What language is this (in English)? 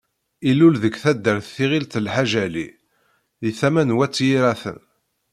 Kabyle